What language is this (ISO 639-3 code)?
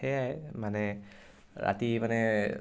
asm